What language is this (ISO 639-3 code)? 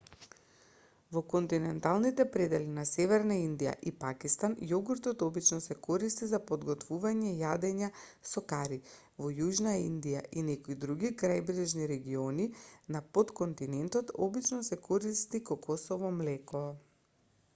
mkd